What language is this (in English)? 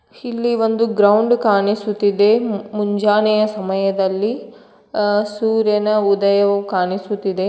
Kannada